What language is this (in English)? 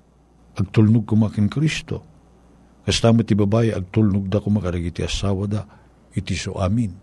Filipino